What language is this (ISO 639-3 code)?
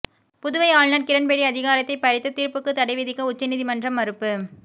tam